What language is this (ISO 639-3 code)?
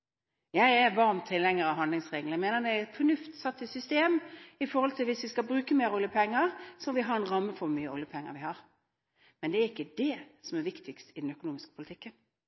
nob